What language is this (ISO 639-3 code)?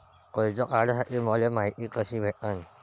mar